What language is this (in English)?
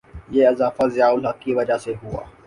Urdu